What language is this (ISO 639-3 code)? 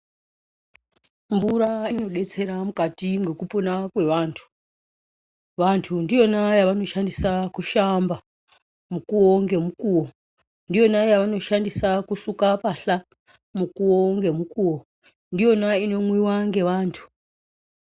ndc